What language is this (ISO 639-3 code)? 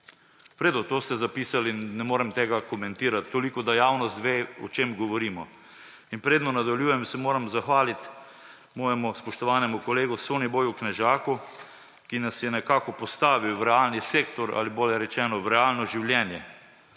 slv